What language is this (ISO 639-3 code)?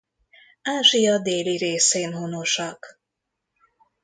hun